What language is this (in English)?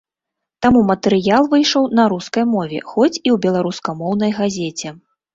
Belarusian